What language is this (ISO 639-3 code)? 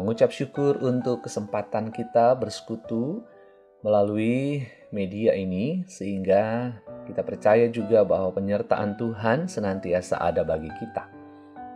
ind